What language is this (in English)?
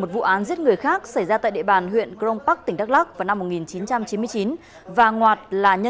Vietnamese